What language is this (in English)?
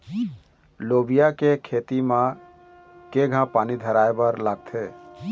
Chhattisgarhi